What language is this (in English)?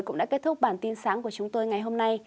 Vietnamese